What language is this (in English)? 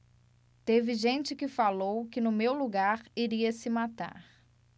Portuguese